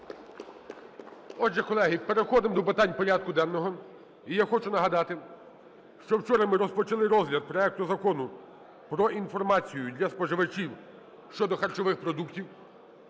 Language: Ukrainian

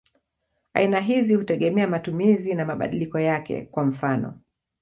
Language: Swahili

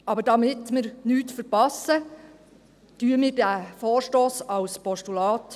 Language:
Swiss German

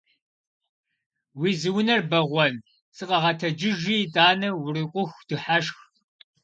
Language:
Kabardian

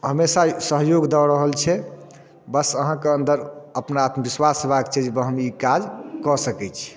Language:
Maithili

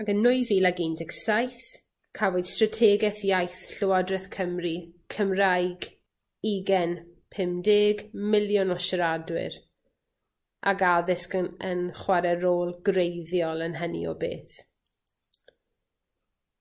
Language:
Welsh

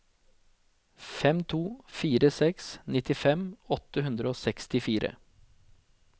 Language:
Norwegian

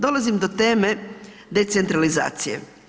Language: Croatian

